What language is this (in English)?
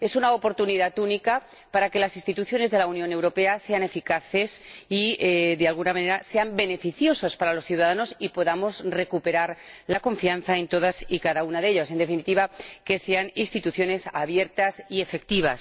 Spanish